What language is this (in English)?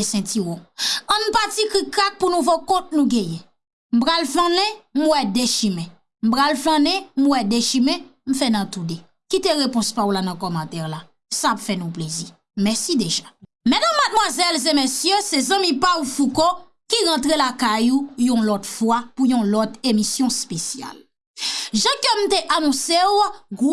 French